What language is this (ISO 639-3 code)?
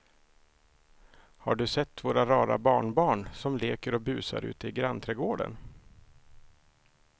swe